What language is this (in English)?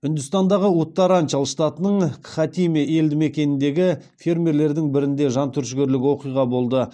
Kazakh